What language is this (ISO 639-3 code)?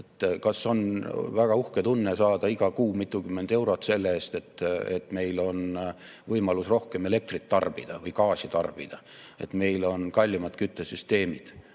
est